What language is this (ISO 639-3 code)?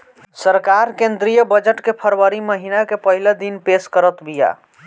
bho